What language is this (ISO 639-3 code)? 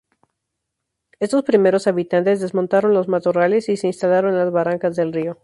spa